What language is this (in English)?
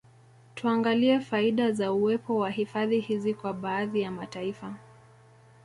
Swahili